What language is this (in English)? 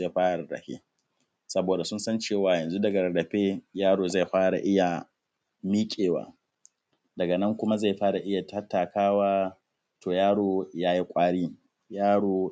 Hausa